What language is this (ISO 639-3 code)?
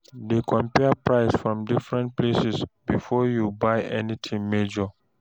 pcm